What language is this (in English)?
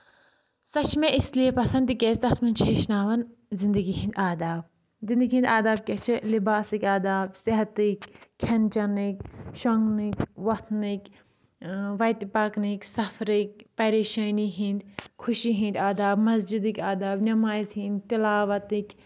Kashmiri